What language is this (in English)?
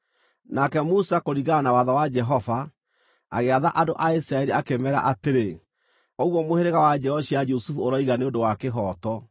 Kikuyu